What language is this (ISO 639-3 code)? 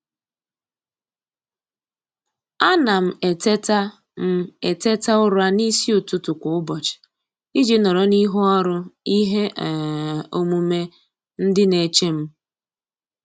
ibo